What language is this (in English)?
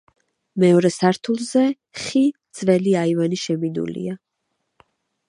Georgian